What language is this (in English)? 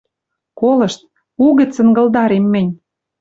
Western Mari